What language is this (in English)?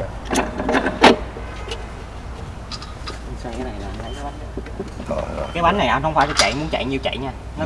Vietnamese